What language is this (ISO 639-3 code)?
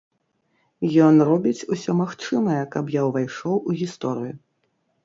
bel